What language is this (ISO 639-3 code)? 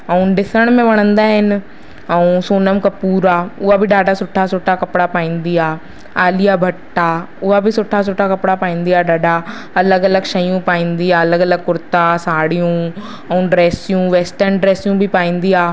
snd